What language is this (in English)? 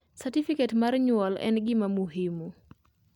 Luo (Kenya and Tanzania)